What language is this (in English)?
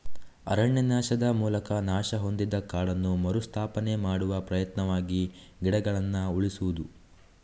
Kannada